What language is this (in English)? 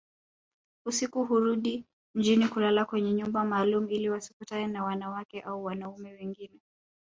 Swahili